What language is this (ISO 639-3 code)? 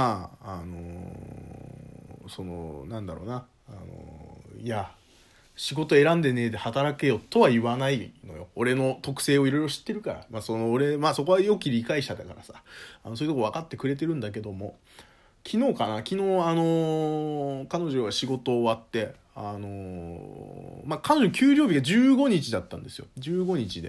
jpn